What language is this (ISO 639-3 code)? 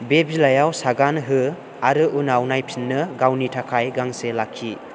brx